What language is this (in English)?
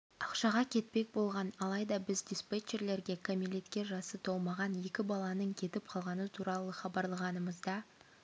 Kazakh